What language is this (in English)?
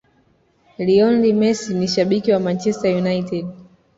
Swahili